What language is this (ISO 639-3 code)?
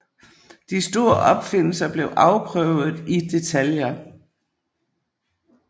dan